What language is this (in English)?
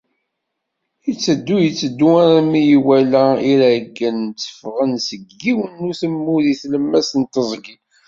Kabyle